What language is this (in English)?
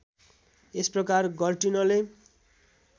Nepali